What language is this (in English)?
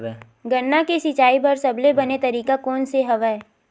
Chhattisgarhi